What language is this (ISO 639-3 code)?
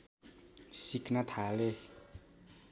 nep